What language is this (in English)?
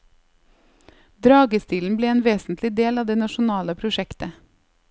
Norwegian